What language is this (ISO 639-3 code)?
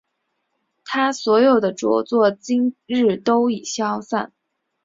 zho